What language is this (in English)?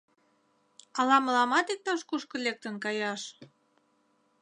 Mari